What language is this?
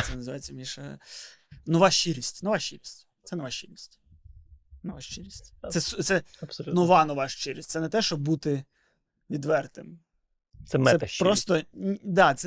Ukrainian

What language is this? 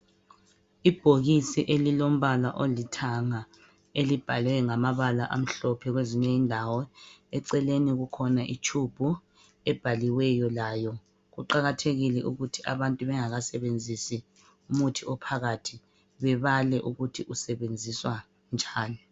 North Ndebele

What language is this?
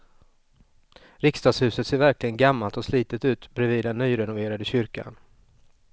Swedish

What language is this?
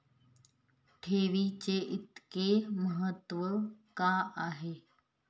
Marathi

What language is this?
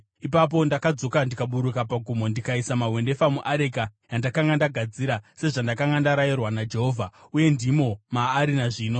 Shona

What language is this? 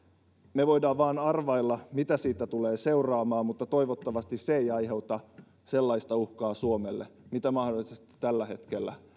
Finnish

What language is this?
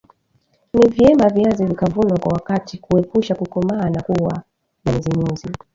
Swahili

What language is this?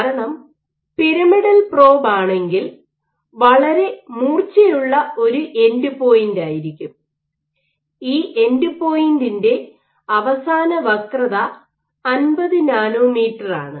Malayalam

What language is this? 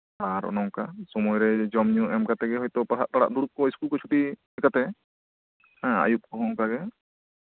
Santali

